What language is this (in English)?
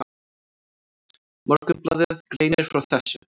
Icelandic